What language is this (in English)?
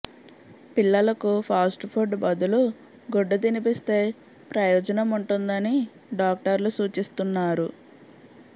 Telugu